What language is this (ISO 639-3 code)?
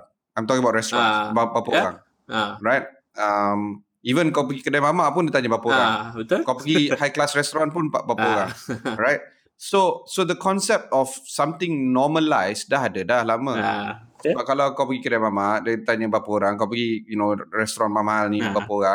msa